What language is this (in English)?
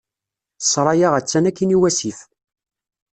Kabyle